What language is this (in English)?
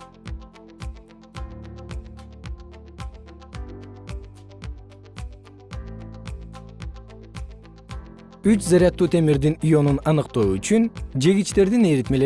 Kyrgyz